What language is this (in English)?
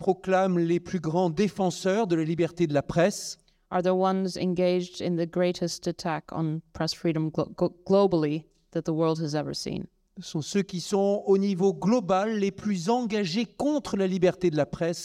French